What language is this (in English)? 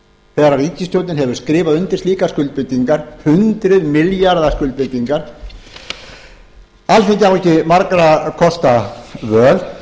Icelandic